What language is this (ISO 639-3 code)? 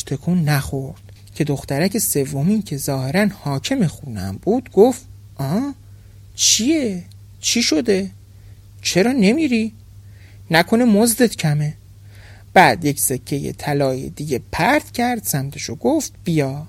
fas